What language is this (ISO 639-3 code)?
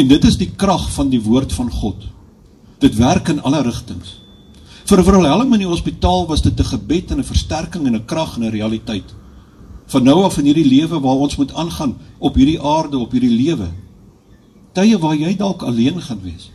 nld